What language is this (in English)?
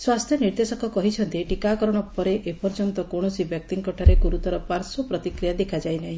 Odia